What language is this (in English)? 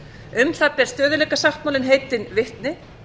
Icelandic